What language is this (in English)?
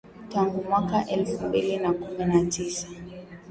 Swahili